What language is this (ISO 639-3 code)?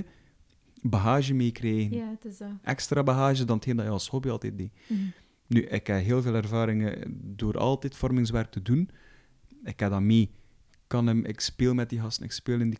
nld